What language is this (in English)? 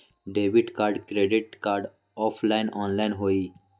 Magahi